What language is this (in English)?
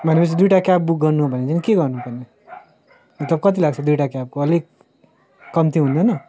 Nepali